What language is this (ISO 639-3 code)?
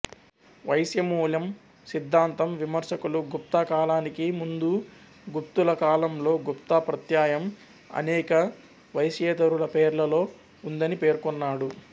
tel